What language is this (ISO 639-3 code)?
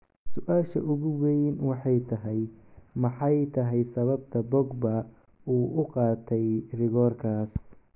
som